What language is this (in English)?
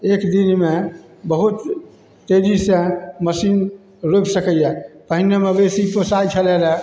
Maithili